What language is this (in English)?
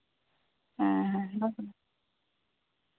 Santali